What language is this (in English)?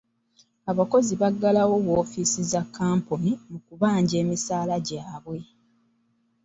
Ganda